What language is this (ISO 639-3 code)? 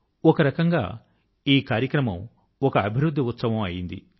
tel